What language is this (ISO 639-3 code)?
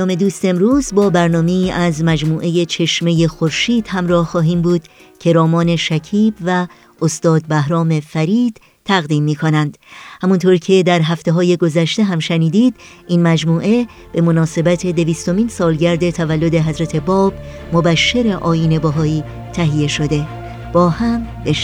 fas